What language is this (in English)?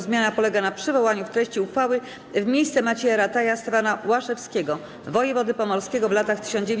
Polish